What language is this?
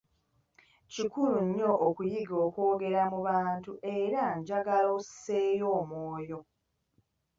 Ganda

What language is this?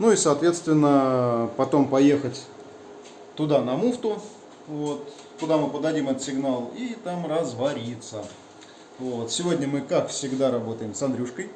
Russian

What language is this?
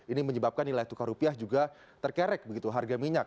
Indonesian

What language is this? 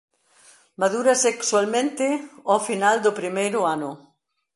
Galician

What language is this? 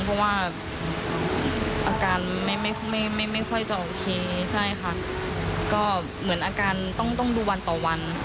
Thai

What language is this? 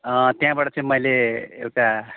Nepali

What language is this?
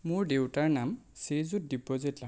Assamese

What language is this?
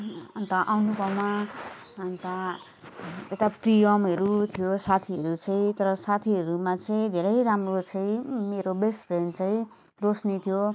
Nepali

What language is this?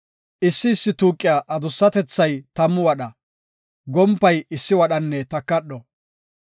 Gofa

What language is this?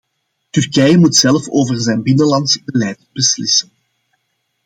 Dutch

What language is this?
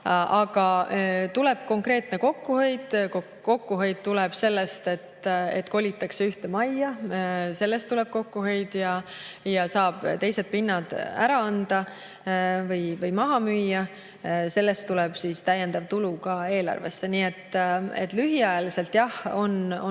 Estonian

